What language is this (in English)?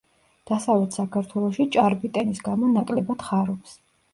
Georgian